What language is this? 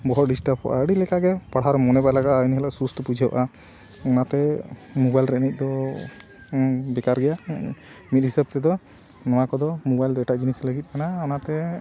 Santali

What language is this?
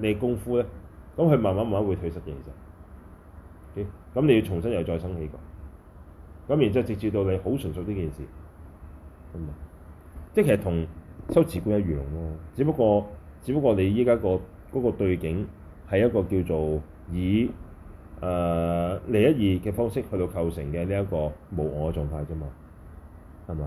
Chinese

